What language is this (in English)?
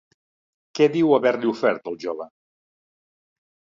Catalan